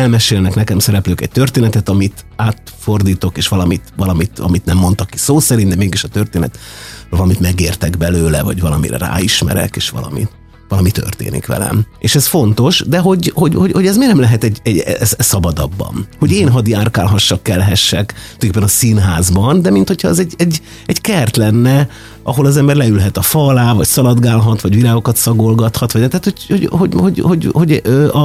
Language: Hungarian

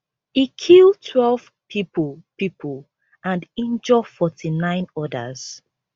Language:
Nigerian Pidgin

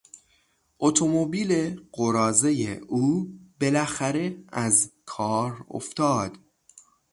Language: Persian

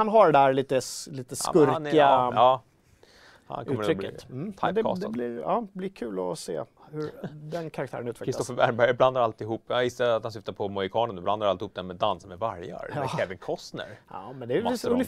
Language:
Swedish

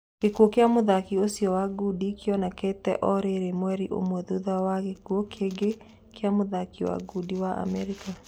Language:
Kikuyu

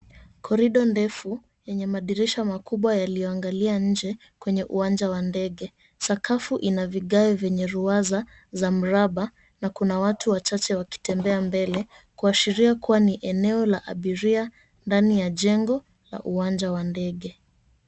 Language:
Swahili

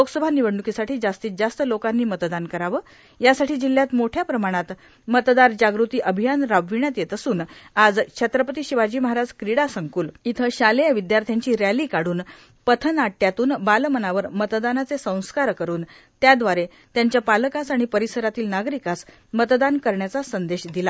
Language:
Marathi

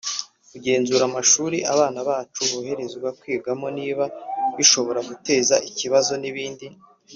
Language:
Kinyarwanda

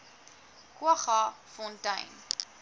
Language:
Afrikaans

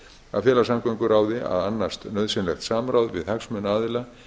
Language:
Icelandic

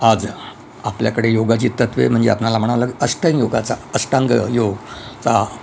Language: Marathi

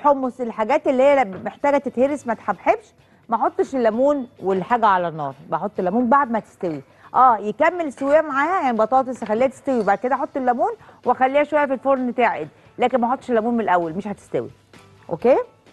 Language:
Arabic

